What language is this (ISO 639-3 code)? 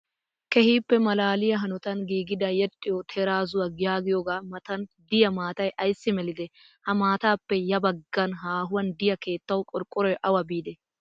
wal